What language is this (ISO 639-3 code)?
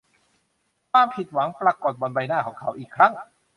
tha